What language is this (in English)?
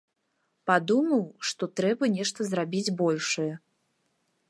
Belarusian